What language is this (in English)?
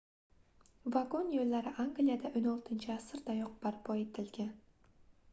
Uzbek